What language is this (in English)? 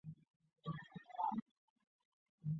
Chinese